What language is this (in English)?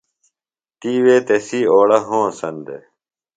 Phalura